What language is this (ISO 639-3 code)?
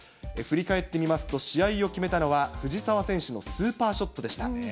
jpn